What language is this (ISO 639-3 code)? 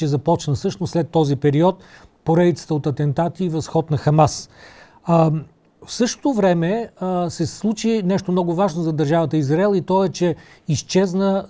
bul